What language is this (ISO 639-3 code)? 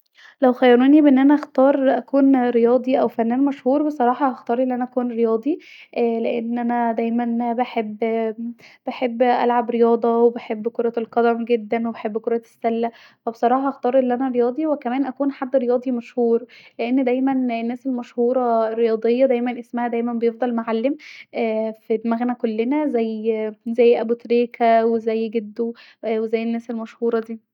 arz